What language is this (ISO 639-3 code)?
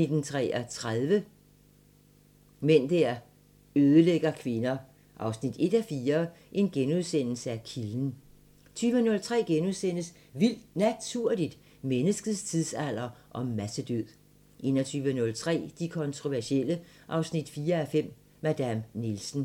dan